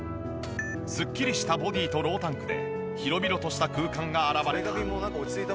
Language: Japanese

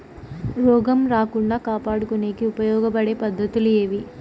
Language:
Telugu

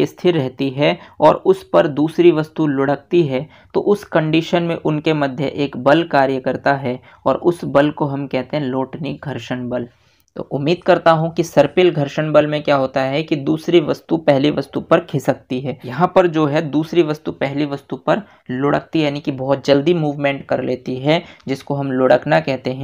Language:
Hindi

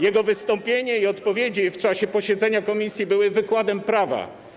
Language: Polish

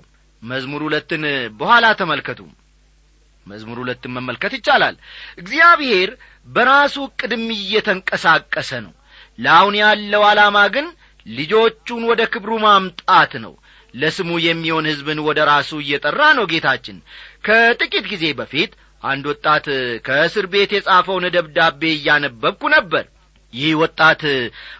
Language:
Amharic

